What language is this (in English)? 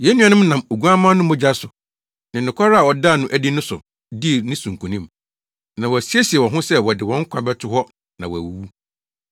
Akan